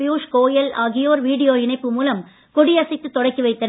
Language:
Tamil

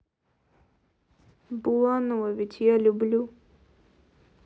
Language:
Russian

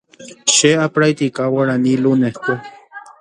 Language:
Guarani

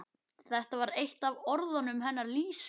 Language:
Icelandic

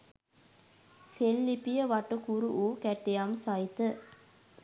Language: Sinhala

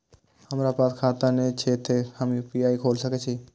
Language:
Maithili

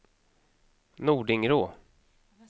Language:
Swedish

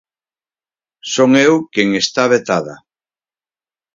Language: Galician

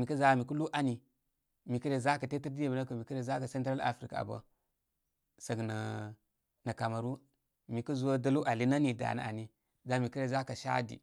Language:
Koma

